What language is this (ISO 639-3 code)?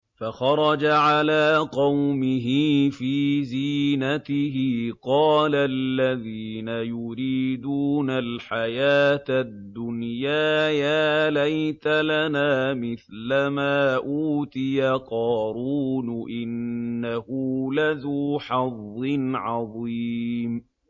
ara